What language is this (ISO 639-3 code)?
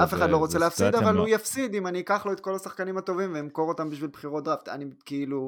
heb